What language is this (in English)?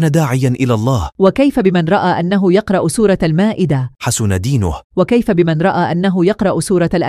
Arabic